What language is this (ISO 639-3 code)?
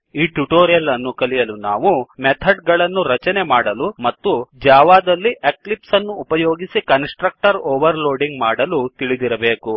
kan